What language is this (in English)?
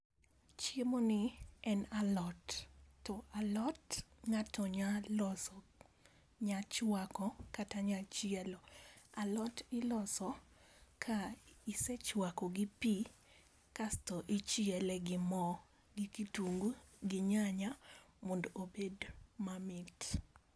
Luo (Kenya and Tanzania)